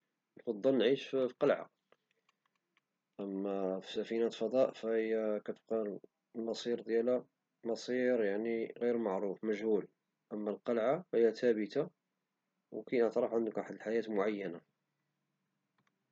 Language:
Moroccan Arabic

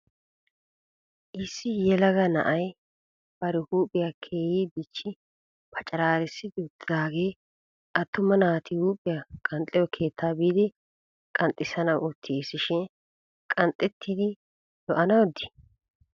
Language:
Wolaytta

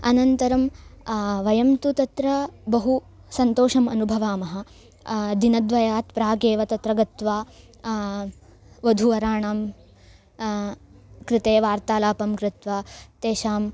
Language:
Sanskrit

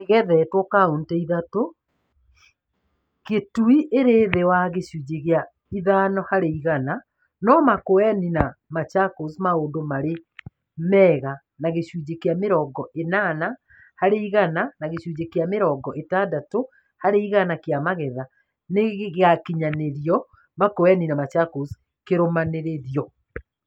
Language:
Kikuyu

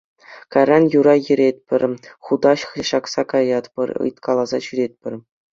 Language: Chuvash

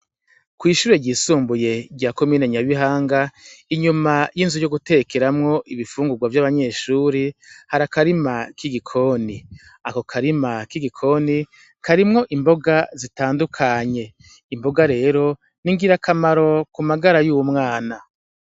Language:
Rundi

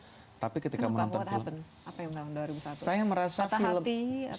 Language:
Indonesian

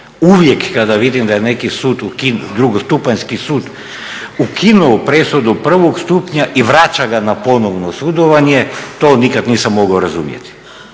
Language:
Croatian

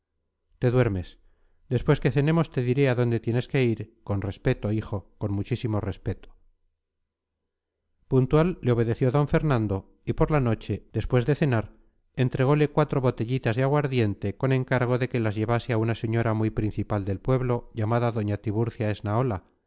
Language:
Spanish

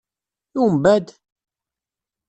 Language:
Kabyle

